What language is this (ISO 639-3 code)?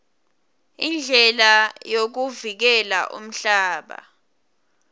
ssw